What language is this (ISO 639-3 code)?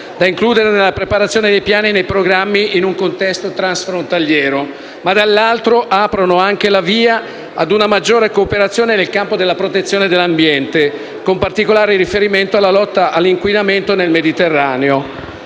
ita